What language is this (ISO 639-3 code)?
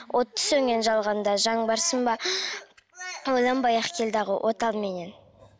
kaz